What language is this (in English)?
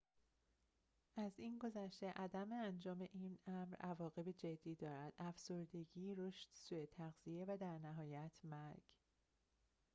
Persian